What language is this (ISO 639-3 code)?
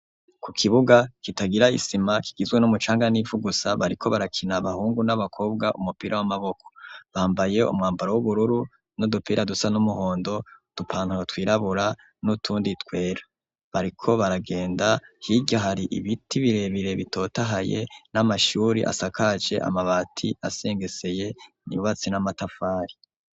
run